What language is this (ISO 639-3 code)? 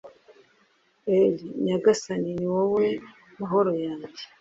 kin